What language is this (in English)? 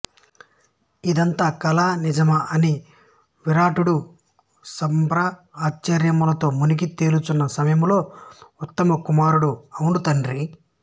Telugu